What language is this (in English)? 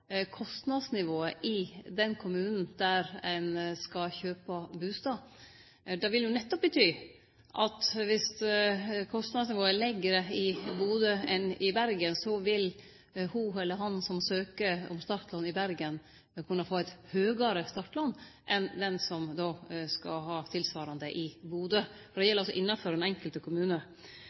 Norwegian Nynorsk